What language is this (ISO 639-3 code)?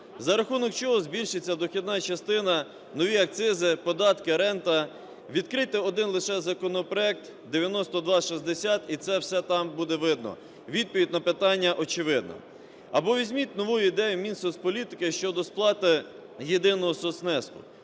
ukr